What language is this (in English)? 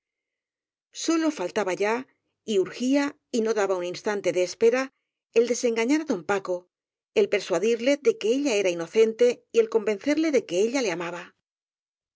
Spanish